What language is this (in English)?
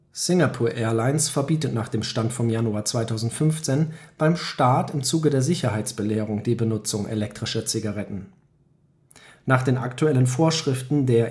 German